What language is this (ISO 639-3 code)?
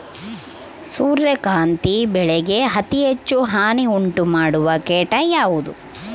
kan